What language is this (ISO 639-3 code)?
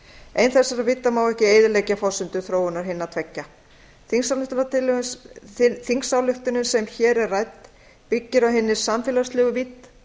isl